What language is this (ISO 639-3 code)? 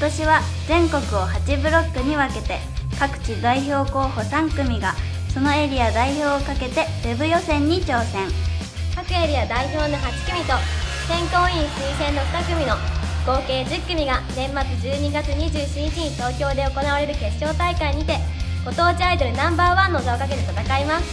jpn